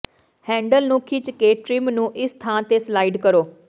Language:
Punjabi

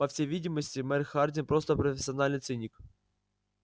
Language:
Russian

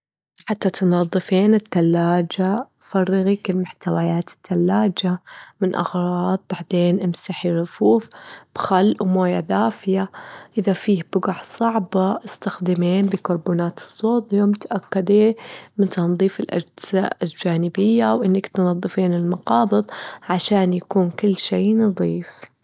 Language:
Gulf Arabic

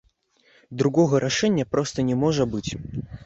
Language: Belarusian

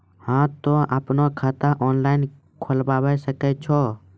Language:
Maithili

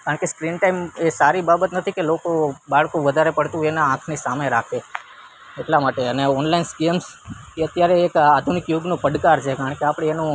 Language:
Gujarati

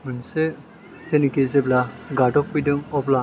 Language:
Bodo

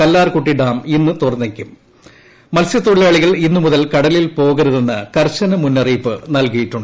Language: Malayalam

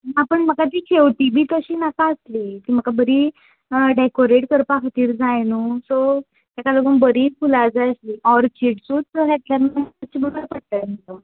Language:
Konkani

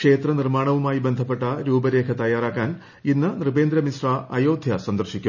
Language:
Malayalam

